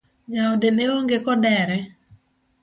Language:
Luo (Kenya and Tanzania)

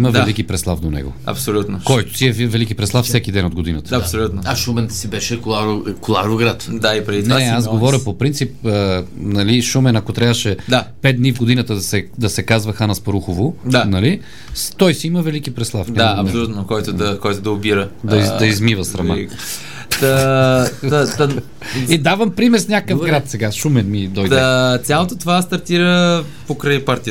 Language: Bulgarian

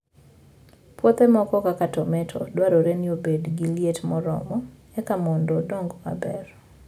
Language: Luo (Kenya and Tanzania)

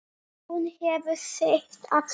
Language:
Icelandic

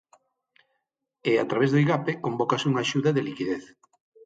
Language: Galician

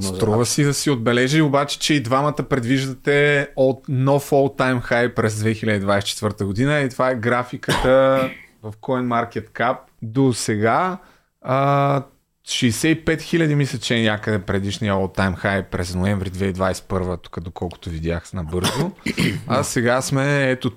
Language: Bulgarian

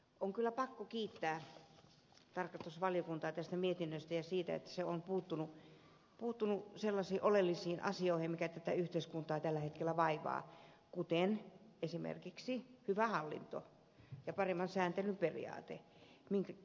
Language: Finnish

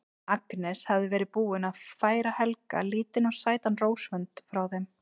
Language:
Icelandic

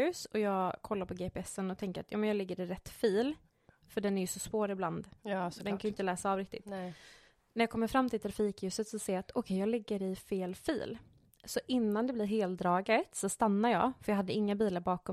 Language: Swedish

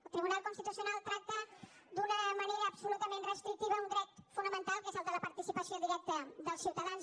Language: Catalan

